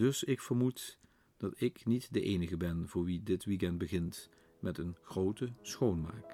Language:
Dutch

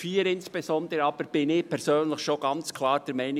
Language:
Swiss German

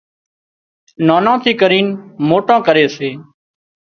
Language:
Wadiyara Koli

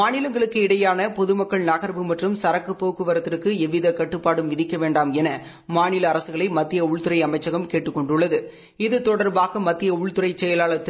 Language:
Tamil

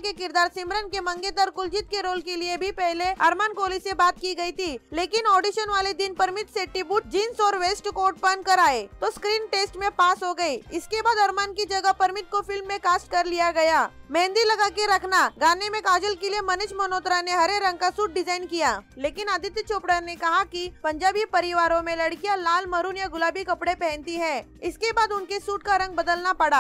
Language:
Hindi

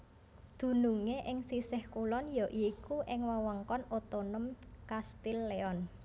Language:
Javanese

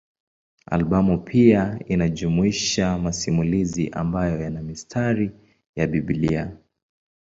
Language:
Swahili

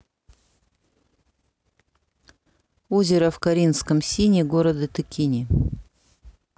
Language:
Russian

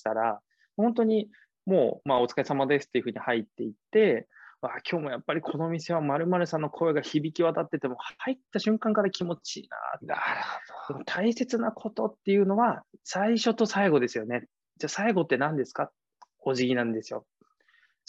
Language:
Japanese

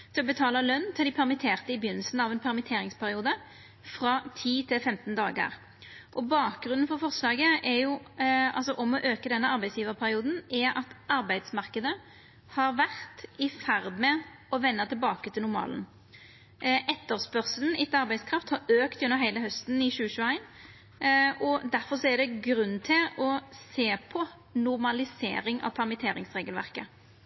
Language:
Norwegian Nynorsk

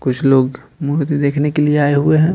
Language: Hindi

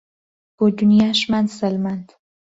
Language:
Central Kurdish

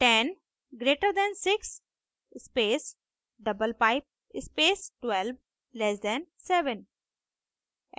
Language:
Hindi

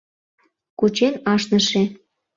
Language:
Mari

